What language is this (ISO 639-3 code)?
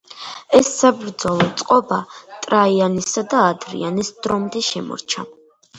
kat